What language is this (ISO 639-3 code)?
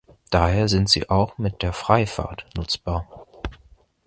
deu